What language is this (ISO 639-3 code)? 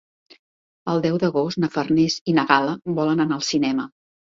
cat